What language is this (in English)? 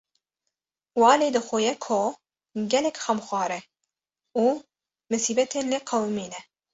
Kurdish